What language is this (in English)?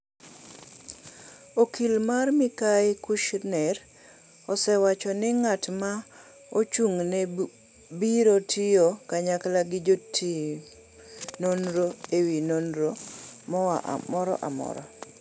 Luo (Kenya and Tanzania)